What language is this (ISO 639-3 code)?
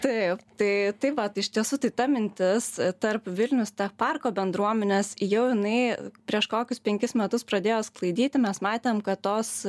lit